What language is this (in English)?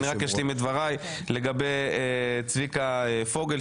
Hebrew